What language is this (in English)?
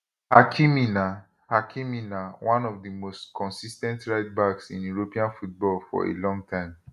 Nigerian Pidgin